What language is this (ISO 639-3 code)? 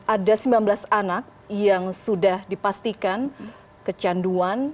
ind